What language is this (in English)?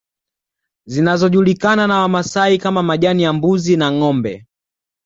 Swahili